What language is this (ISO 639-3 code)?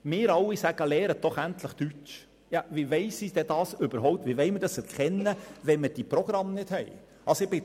gsw